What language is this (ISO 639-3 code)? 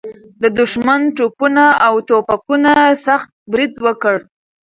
pus